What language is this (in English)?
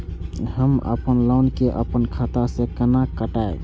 Maithili